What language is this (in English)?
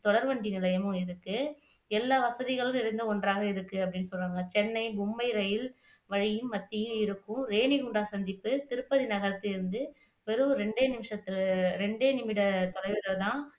Tamil